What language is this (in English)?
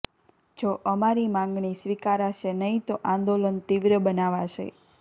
Gujarati